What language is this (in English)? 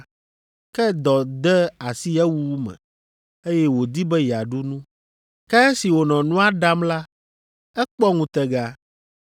Ewe